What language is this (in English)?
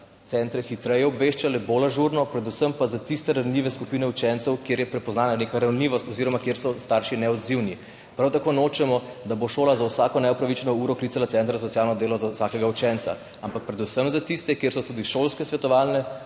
Slovenian